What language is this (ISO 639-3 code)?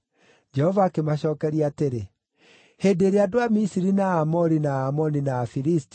kik